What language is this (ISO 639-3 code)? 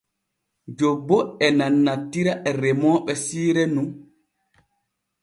fue